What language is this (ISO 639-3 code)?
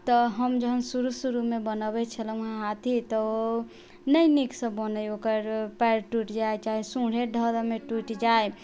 mai